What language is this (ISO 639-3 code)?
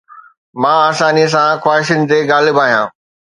snd